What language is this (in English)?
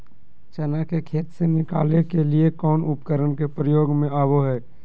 Magahi